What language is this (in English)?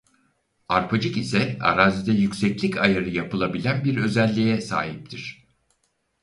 Turkish